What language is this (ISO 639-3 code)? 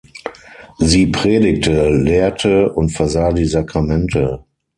deu